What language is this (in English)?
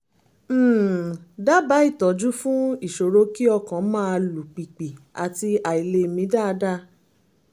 Yoruba